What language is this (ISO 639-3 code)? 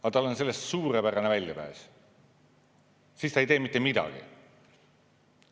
est